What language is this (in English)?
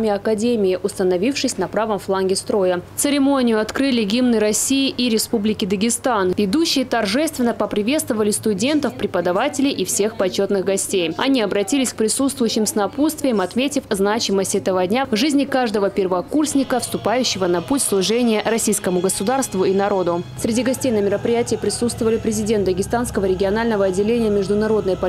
Russian